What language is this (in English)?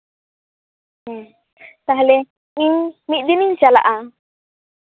Santali